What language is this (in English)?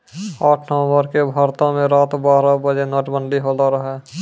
Maithili